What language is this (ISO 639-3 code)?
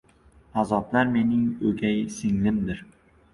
uzb